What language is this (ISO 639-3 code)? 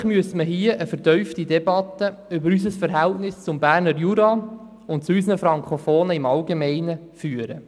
gsw